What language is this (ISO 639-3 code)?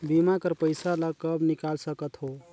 hne